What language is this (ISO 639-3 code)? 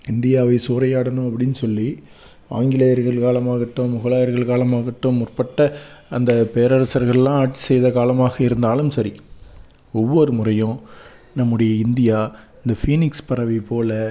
tam